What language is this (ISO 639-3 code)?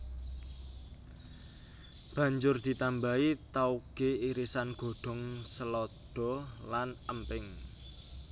jav